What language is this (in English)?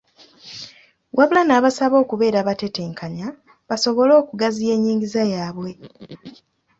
Ganda